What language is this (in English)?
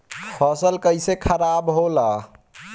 Bhojpuri